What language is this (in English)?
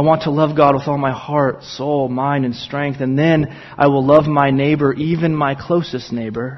English